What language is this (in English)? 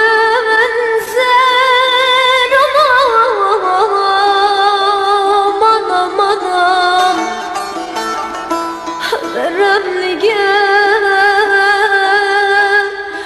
Turkish